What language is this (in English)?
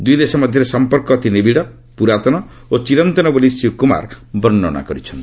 Odia